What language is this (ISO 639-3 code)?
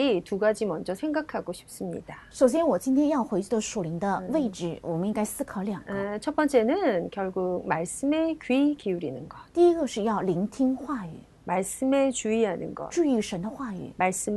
kor